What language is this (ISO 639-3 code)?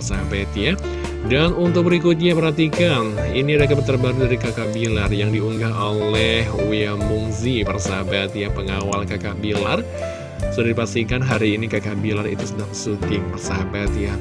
ind